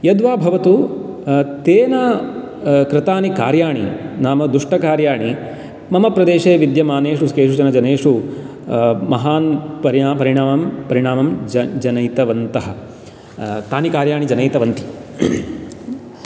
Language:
Sanskrit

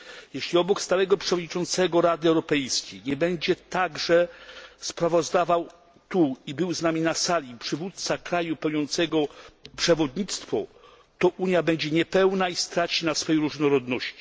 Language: Polish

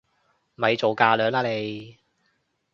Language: Cantonese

